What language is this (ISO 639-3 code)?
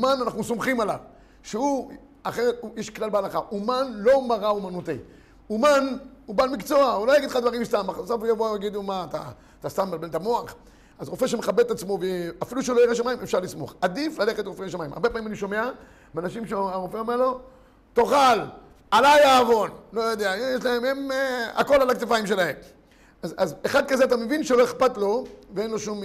heb